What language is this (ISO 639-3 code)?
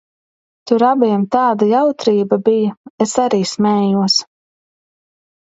lav